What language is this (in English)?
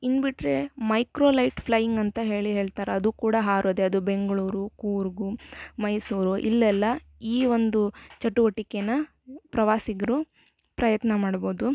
Kannada